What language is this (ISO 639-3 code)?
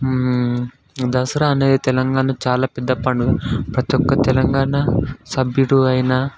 tel